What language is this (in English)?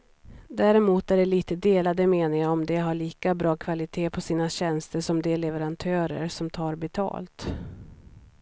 Swedish